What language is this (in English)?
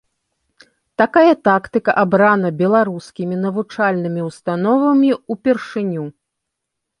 Belarusian